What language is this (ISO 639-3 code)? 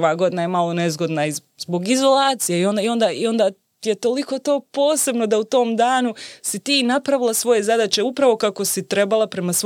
hrv